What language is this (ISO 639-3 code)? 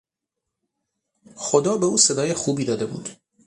fas